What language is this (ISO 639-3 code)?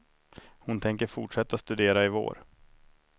swe